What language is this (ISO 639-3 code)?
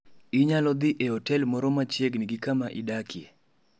luo